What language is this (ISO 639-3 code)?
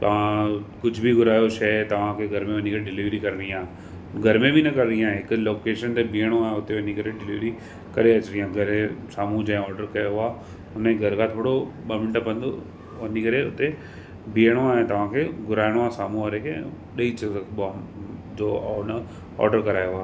snd